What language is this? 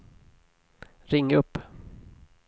Swedish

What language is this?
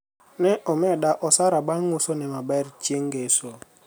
Luo (Kenya and Tanzania)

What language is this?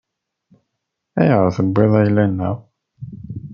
Kabyle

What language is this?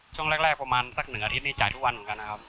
Thai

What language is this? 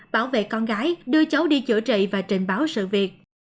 Vietnamese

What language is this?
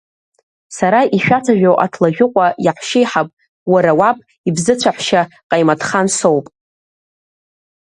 Abkhazian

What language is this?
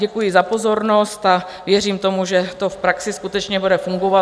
Czech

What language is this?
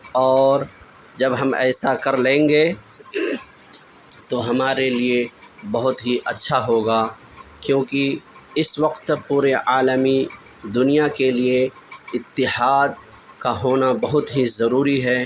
Urdu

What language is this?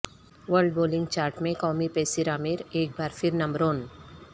Urdu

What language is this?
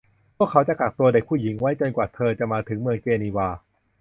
Thai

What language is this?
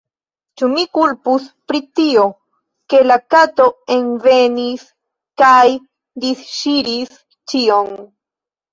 Esperanto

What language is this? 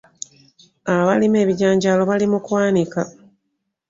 Ganda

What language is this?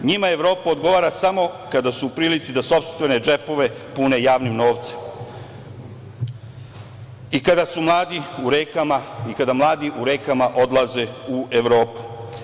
Serbian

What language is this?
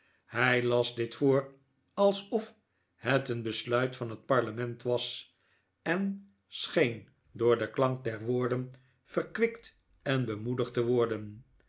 Dutch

